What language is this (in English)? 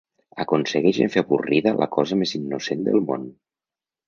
Catalan